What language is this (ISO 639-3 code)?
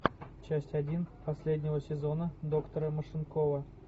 rus